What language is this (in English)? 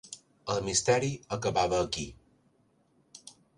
Catalan